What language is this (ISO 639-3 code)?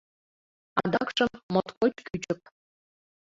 chm